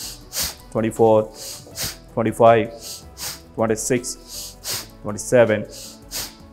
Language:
Telugu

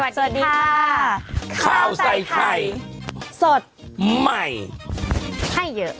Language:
Thai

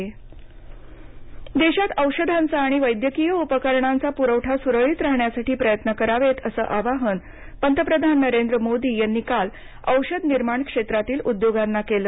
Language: Marathi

